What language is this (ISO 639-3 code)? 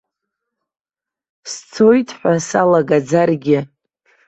abk